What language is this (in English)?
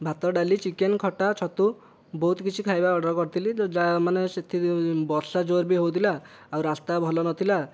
Odia